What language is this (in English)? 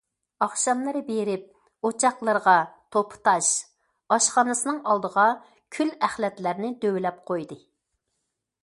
Uyghur